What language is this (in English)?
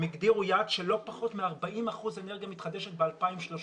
Hebrew